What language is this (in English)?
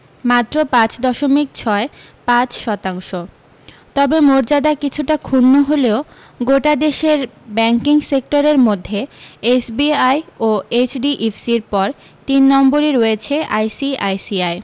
Bangla